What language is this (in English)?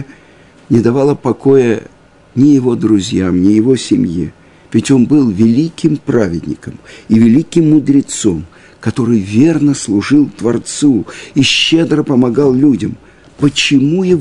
Russian